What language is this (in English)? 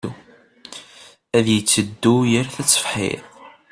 Kabyle